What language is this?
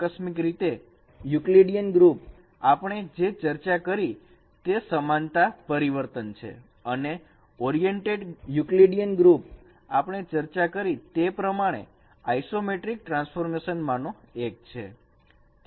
Gujarati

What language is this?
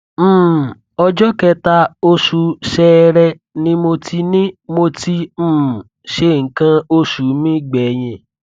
Yoruba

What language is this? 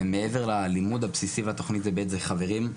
Hebrew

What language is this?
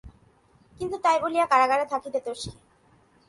Bangla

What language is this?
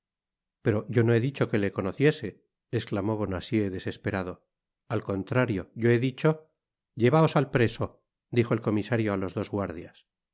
Spanish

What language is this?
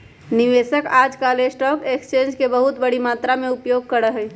Magahi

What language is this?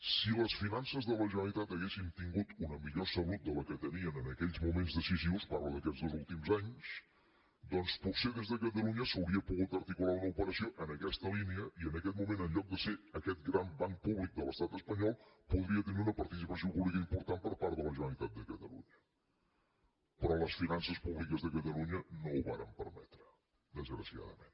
Catalan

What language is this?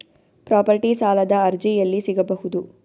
Kannada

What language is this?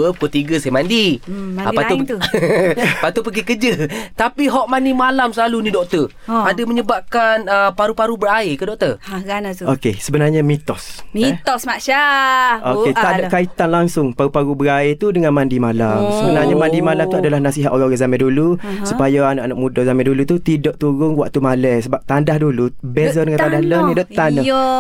Malay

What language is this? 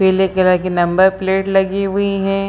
Hindi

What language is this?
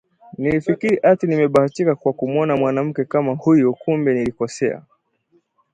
Swahili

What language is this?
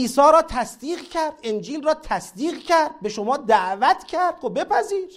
Persian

